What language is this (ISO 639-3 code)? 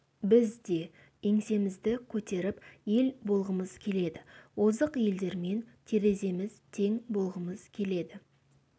kaz